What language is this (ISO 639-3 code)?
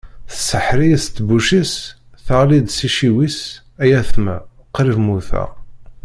kab